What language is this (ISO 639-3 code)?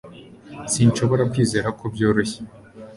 kin